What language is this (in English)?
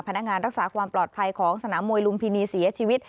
Thai